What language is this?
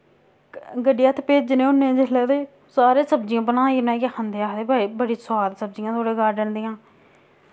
Dogri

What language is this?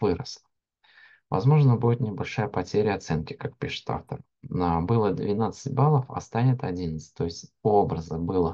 Russian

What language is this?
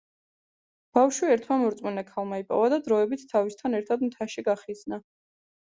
Georgian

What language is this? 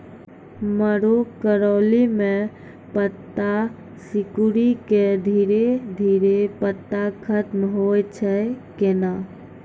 Maithili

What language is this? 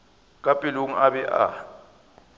Northern Sotho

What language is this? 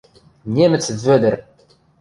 Western Mari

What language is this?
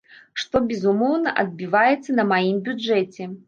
Belarusian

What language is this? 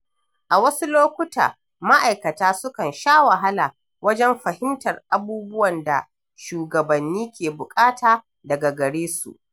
Hausa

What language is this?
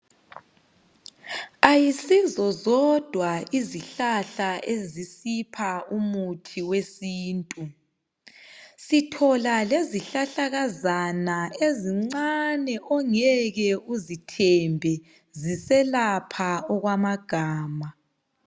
North Ndebele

